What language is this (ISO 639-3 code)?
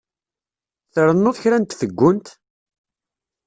kab